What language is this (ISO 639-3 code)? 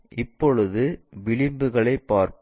tam